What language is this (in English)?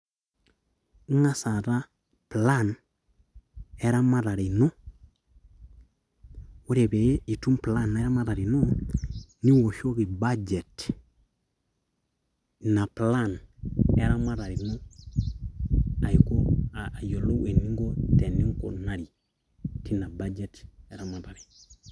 Masai